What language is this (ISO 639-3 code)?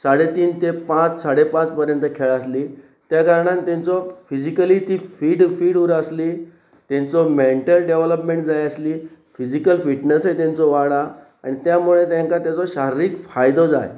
kok